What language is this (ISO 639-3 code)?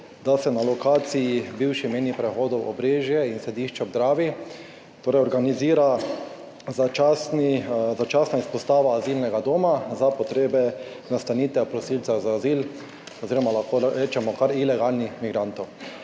slv